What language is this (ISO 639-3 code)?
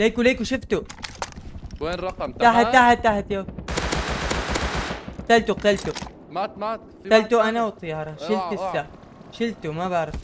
ara